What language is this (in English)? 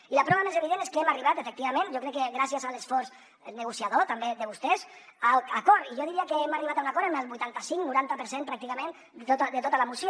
Catalan